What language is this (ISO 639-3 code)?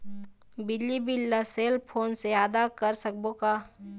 hne